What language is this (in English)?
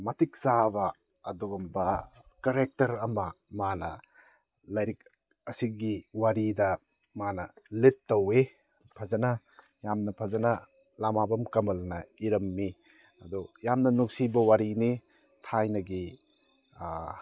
Manipuri